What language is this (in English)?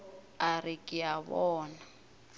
Northern Sotho